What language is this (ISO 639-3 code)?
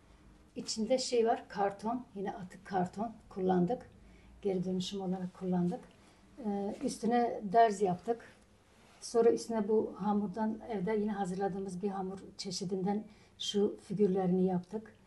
tur